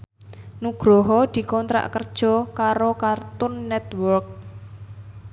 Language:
Javanese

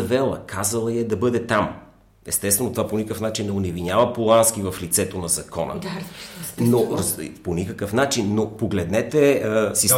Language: Bulgarian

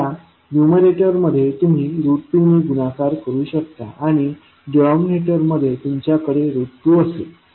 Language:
Marathi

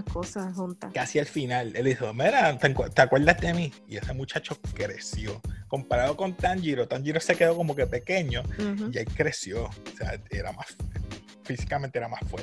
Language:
Spanish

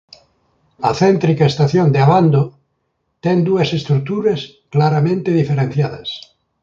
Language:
Galician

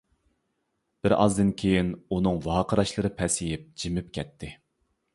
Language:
Uyghur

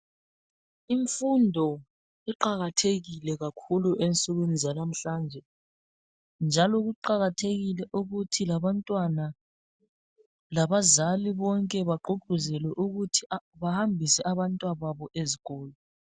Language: North Ndebele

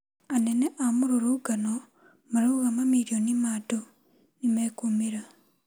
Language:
Kikuyu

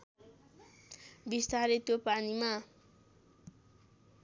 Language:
Nepali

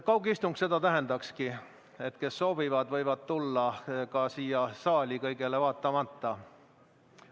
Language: Estonian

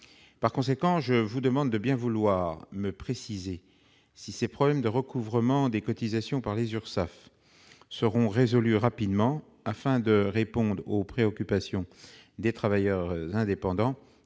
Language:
French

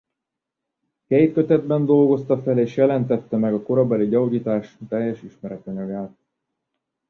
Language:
Hungarian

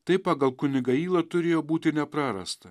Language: Lithuanian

